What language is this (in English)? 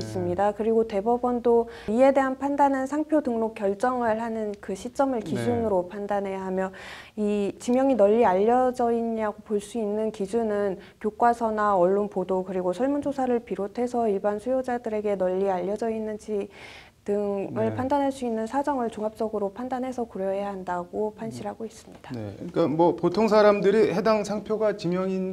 Korean